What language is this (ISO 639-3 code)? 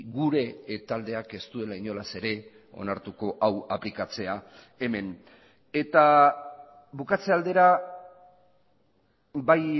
eus